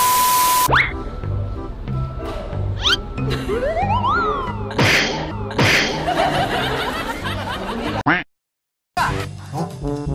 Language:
Korean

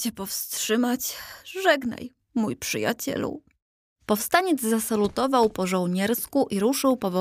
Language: Polish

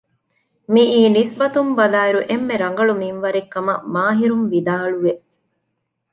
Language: Divehi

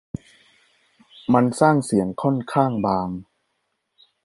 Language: Thai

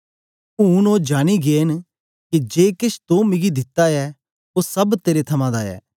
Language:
Dogri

